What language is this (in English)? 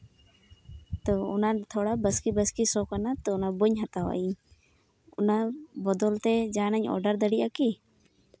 Santali